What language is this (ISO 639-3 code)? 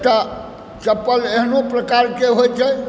mai